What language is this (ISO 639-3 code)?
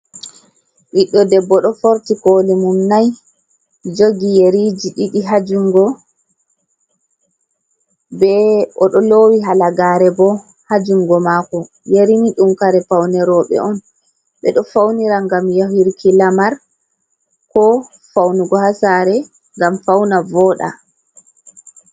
ful